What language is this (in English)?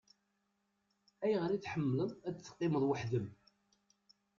Kabyle